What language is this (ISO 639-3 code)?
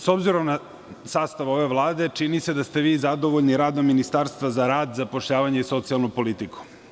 srp